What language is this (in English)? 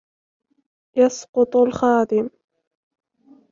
Arabic